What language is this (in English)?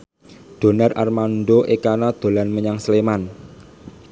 Javanese